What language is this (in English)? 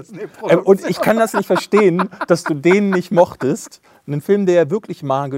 German